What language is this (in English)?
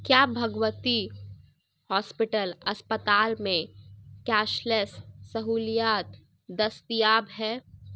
Urdu